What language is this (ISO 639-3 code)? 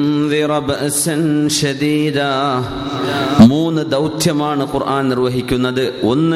mal